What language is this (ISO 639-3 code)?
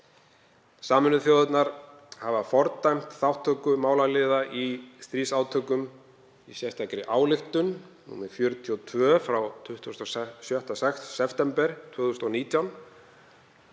isl